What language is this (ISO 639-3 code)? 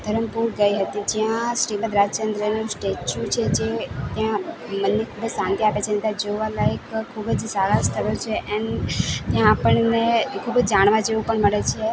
guj